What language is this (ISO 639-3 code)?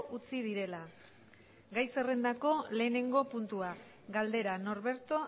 eus